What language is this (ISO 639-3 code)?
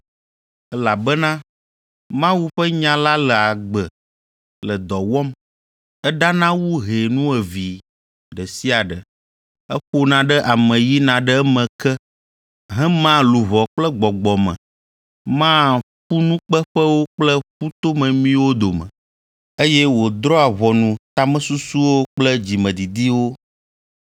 ewe